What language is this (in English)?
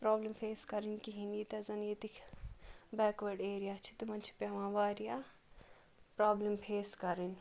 Kashmiri